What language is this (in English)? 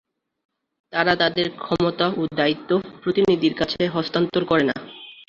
Bangla